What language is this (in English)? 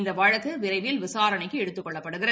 Tamil